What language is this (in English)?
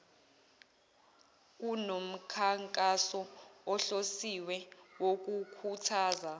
Zulu